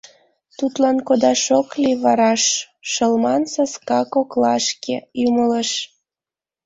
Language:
Mari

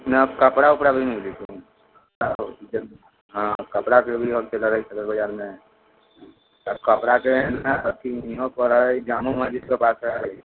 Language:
Maithili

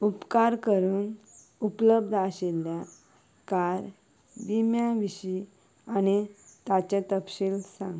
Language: Konkani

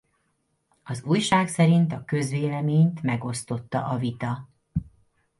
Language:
Hungarian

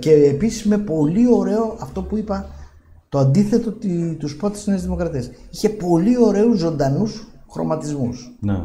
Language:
Greek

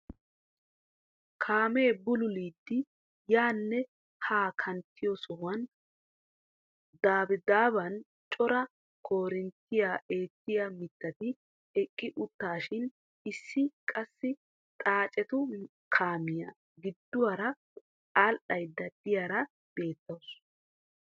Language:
Wolaytta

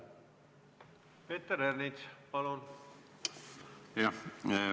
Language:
Estonian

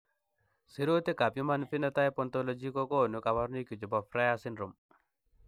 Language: Kalenjin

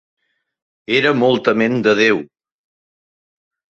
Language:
Catalan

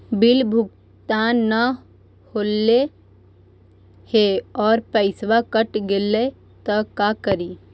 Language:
Magahi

